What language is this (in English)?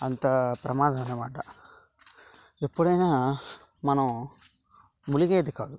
Telugu